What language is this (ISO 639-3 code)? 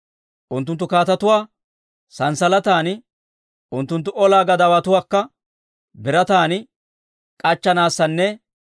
dwr